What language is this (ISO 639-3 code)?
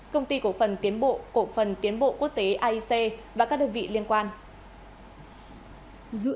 vie